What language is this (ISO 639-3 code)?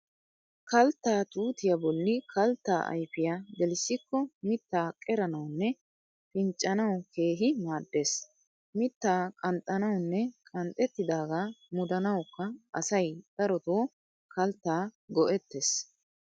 wal